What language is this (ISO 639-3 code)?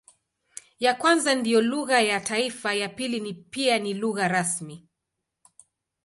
swa